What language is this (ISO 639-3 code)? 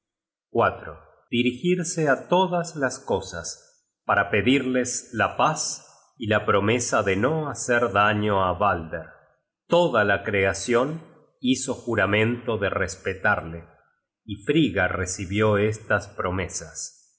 spa